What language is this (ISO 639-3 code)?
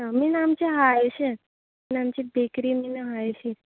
kok